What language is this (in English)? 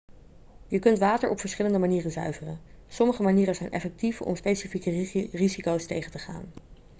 Dutch